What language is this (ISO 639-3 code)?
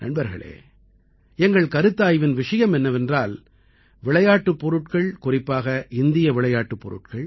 tam